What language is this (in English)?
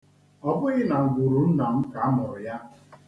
Igbo